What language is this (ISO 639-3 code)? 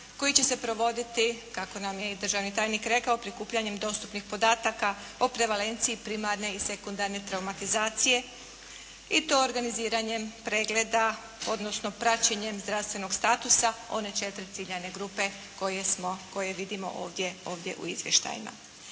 hrv